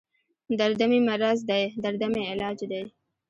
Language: Pashto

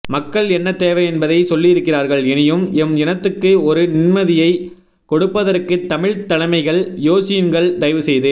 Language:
Tamil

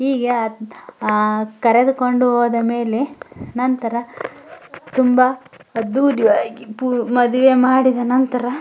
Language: Kannada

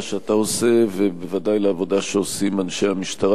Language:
Hebrew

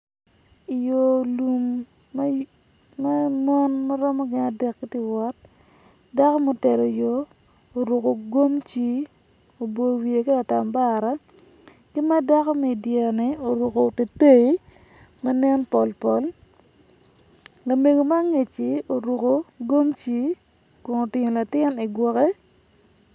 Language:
Acoli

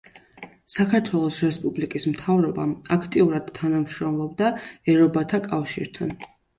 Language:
Georgian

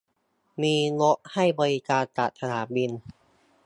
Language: Thai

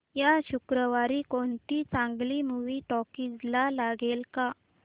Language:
Marathi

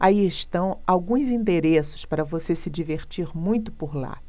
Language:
Portuguese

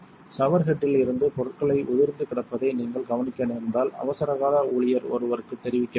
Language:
Tamil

